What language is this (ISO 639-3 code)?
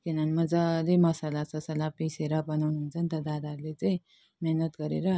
nep